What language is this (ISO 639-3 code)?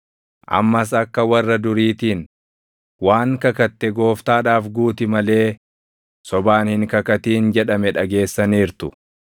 orm